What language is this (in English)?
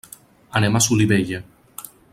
Catalan